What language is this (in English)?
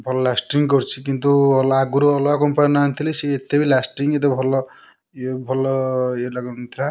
Odia